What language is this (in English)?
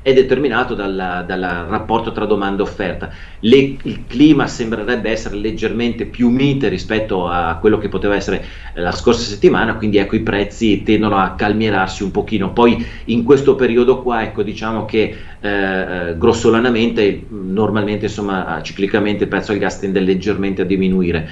Italian